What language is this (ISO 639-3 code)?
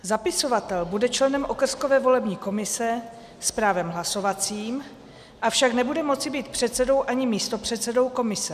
ces